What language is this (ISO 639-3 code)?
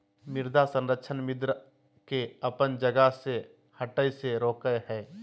mag